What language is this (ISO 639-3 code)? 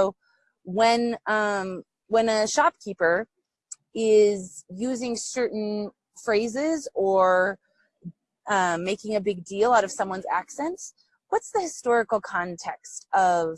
eng